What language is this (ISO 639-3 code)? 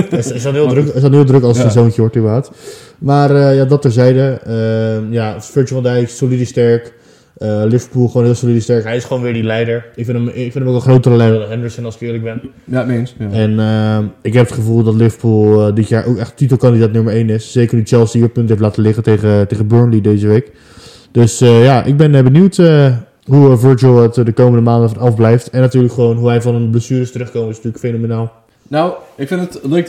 nld